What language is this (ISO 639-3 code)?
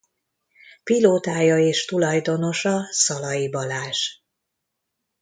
hun